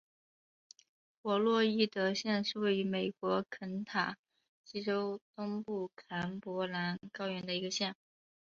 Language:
Chinese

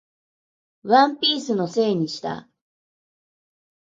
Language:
Japanese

